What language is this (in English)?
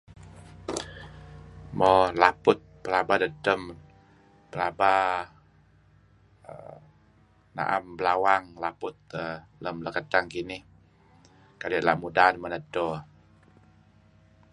Kelabit